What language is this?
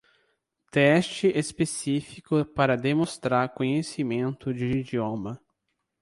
Portuguese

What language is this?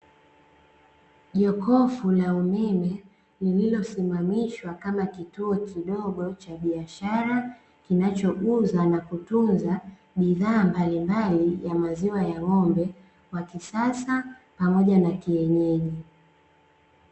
Swahili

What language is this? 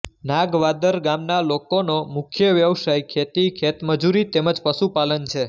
Gujarati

